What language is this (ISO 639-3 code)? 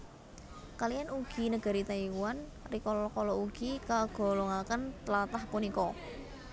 jav